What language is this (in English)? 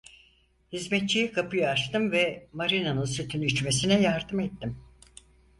Turkish